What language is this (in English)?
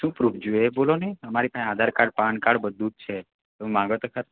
Gujarati